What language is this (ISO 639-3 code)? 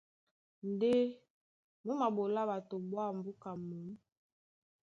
dua